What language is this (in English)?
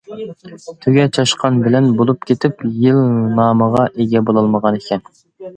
Uyghur